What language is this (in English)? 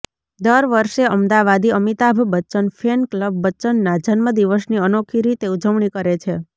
Gujarati